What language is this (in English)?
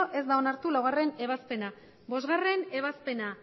Basque